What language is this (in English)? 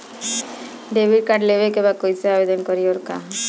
Bhojpuri